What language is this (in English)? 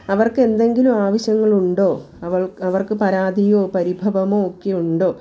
Malayalam